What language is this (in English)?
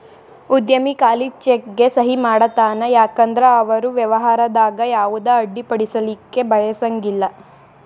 Kannada